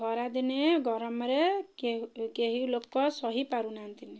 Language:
Odia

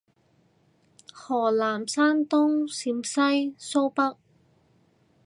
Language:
Cantonese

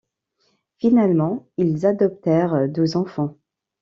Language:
French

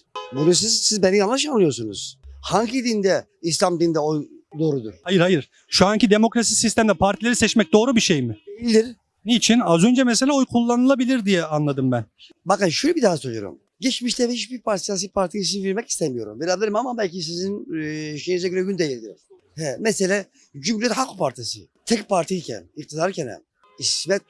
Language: Turkish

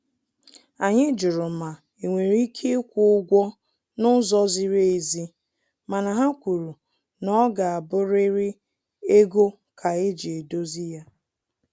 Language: Igbo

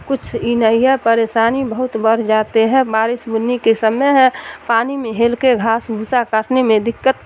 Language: Urdu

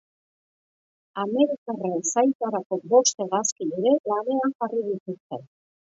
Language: Basque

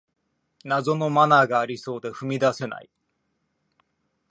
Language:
Japanese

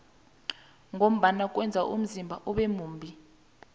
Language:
South Ndebele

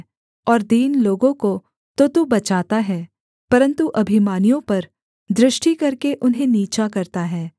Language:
Hindi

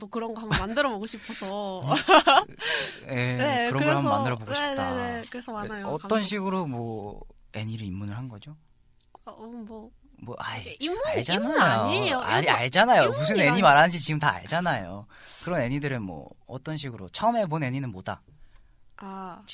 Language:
Korean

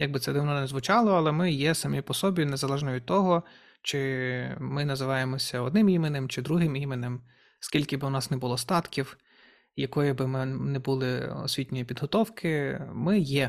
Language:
Ukrainian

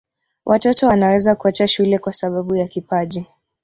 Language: Swahili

